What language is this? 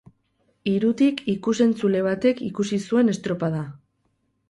Basque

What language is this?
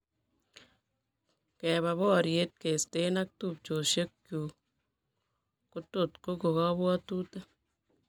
Kalenjin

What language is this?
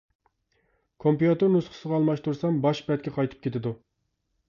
Uyghur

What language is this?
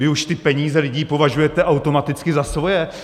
Czech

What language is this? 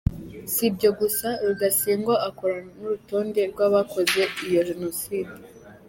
Kinyarwanda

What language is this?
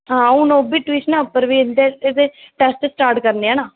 Dogri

